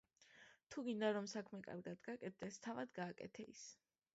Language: Georgian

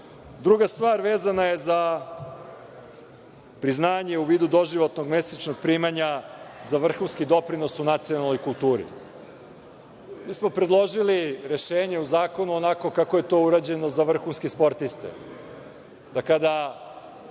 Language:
Serbian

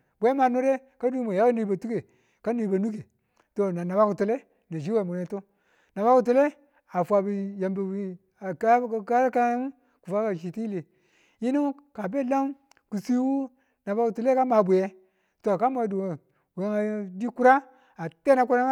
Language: Tula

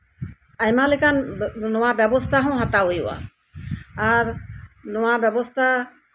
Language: Santali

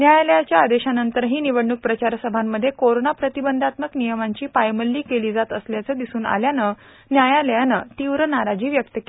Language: Marathi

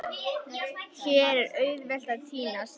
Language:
Icelandic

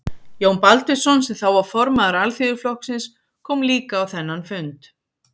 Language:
Icelandic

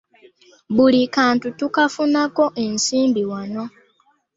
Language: Ganda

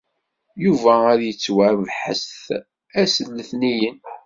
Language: Kabyle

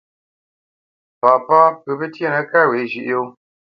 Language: Bamenyam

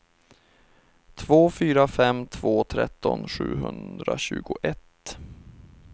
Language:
Swedish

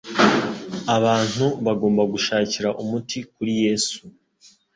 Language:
Kinyarwanda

